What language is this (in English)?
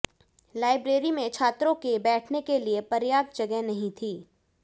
Hindi